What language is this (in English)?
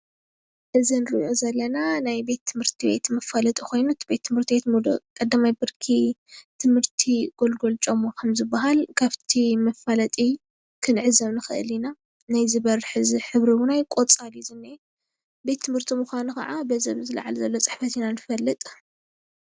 Tigrinya